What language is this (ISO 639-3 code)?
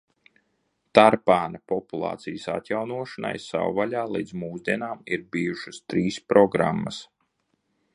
lav